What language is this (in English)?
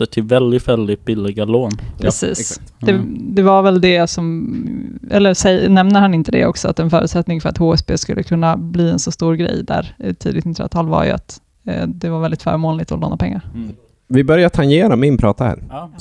Swedish